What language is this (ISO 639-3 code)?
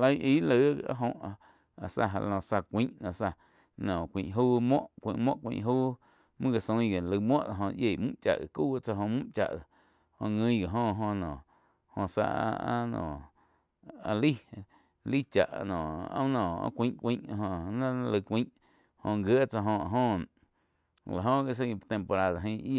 chq